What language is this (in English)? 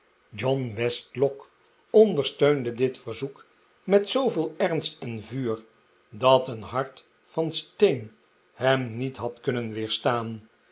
Dutch